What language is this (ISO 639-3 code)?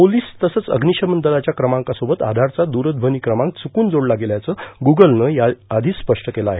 mar